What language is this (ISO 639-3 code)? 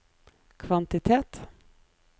nor